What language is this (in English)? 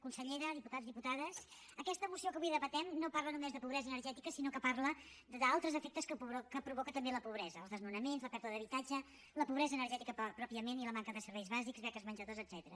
Catalan